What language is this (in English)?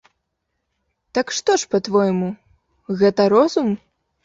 Belarusian